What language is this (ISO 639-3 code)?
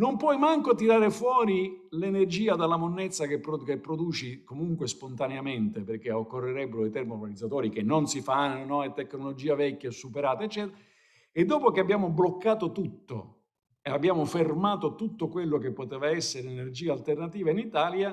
ita